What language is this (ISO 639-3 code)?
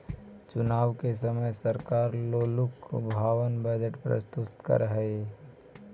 mag